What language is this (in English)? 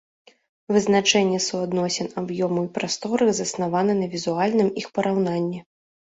Belarusian